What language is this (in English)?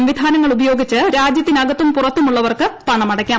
Malayalam